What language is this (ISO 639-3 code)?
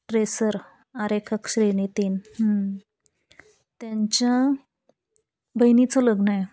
mar